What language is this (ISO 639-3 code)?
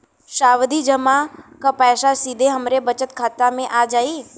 bho